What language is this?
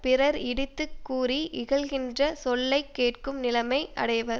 Tamil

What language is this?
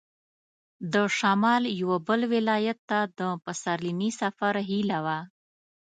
Pashto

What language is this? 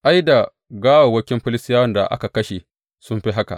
Hausa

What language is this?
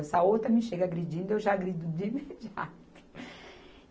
Portuguese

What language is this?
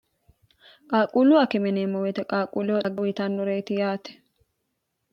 Sidamo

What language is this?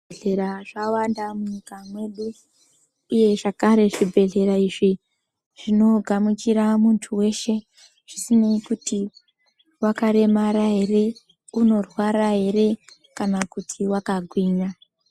Ndau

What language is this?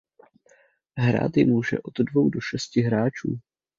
Czech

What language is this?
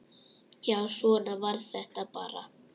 Icelandic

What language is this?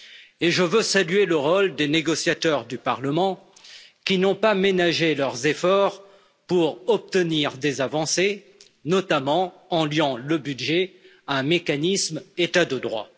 French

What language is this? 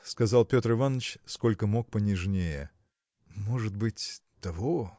Russian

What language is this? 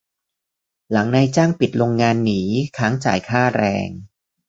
Thai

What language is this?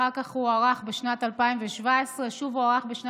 Hebrew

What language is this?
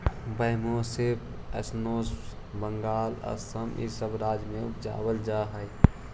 Magahi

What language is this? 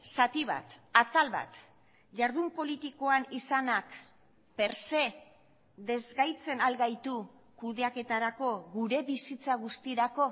Basque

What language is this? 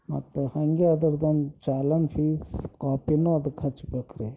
Kannada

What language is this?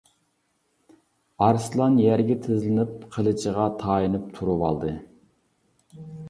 Uyghur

